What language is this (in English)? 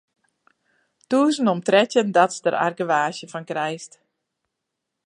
Western Frisian